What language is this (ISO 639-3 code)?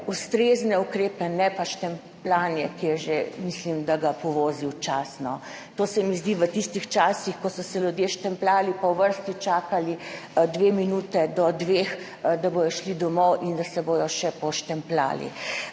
slv